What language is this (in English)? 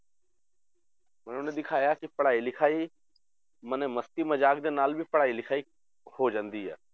Punjabi